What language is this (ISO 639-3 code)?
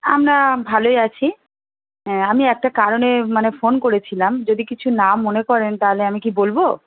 ben